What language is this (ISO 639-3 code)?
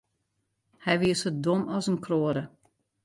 fry